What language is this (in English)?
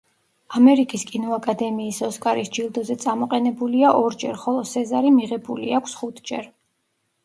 Georgian